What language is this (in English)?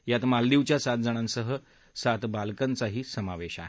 Marathi